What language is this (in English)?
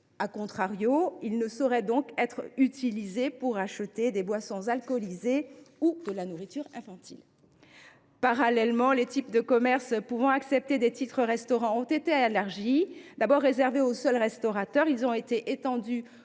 French